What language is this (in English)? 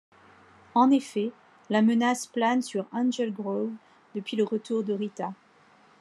French